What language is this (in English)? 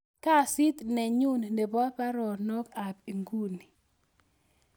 Kalenjin